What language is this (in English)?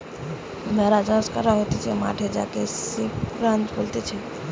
Bangla